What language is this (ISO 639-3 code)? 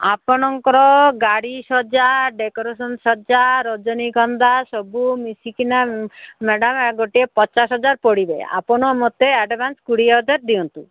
ori